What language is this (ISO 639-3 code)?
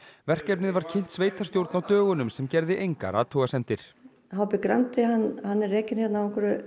isl